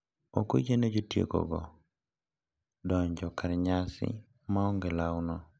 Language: Luo (Kenya and Tanzania)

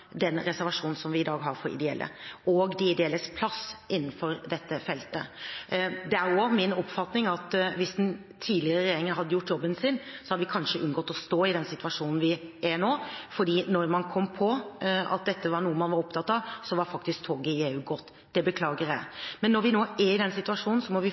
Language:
Norwegian Bokmål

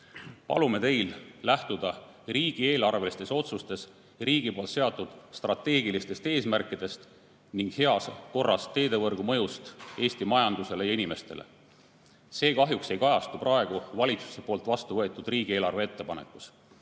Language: Estonian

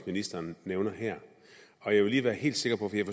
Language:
Danish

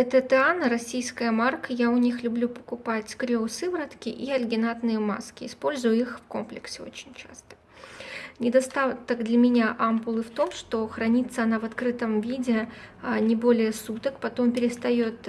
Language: Russian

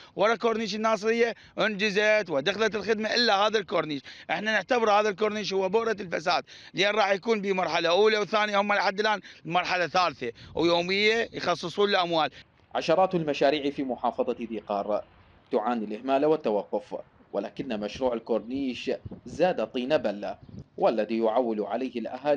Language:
Arabic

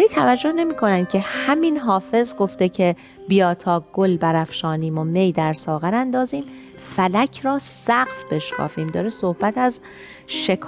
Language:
Persian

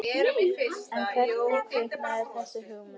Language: Icelandic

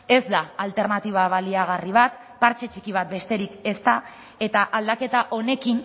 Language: Basque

